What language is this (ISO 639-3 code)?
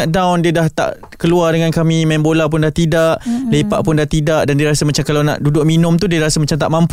msa